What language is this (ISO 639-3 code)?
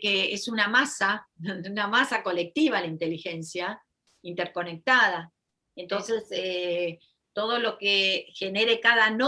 spa